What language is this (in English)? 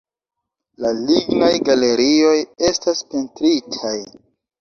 Esperanto